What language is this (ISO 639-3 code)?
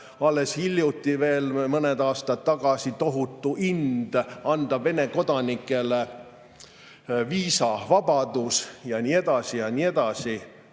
est